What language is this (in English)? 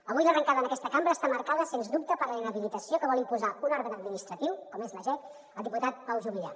Catalan